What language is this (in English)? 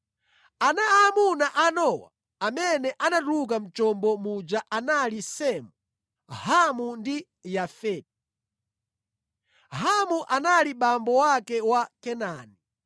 Nyanja